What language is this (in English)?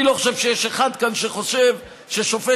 Hebrew